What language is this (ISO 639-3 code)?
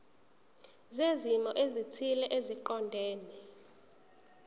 zul